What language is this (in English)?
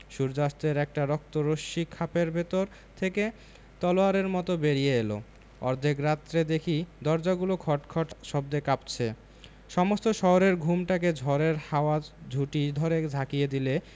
Bangla